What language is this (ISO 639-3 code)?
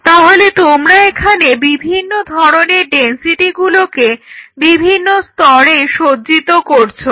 ben